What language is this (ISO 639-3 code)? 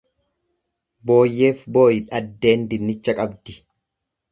orm